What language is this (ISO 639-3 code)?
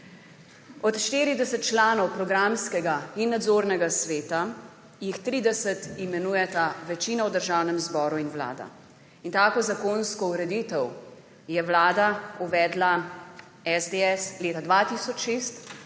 slv